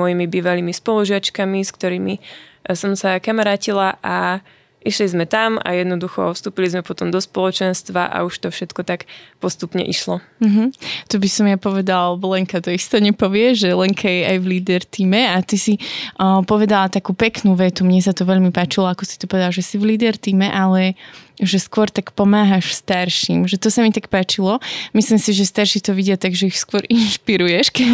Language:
Slovak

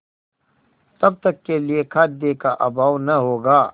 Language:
Hindi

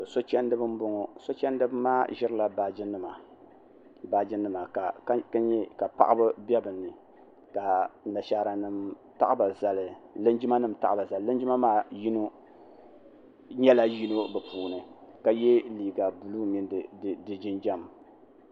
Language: Dagbani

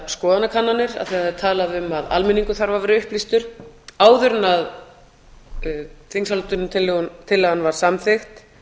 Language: Icelandic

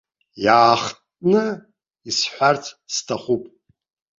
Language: Abkhazian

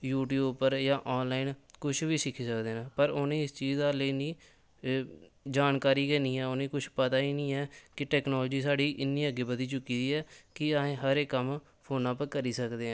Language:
Dogri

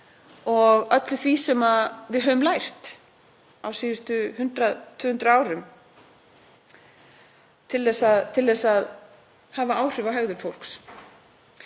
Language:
Icelandic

